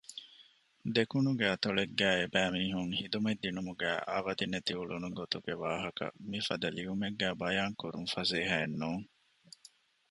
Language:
Divehi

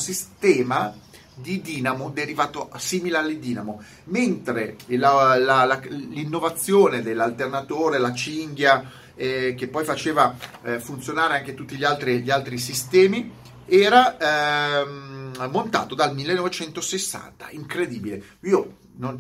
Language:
Italian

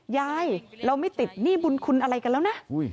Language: Thai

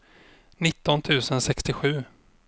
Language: Swedish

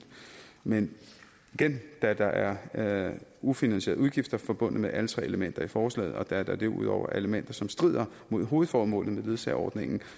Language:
Danish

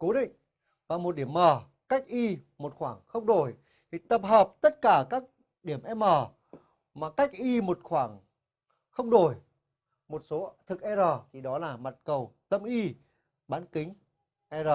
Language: Vietnamese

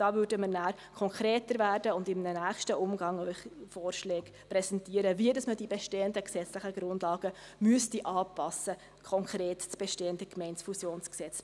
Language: Swiss German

